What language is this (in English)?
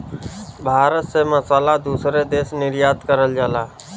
Bhojpuri